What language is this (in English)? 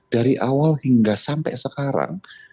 Indonesian